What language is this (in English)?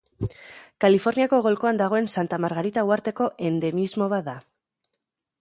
Basque